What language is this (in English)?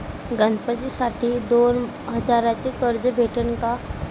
Marathi